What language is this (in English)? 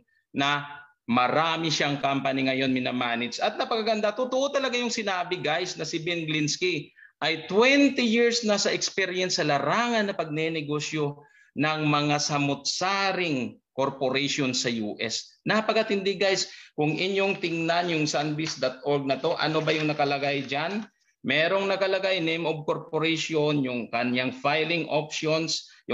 Filipino